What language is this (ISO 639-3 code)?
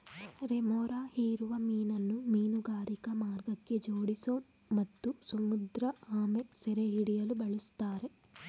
kan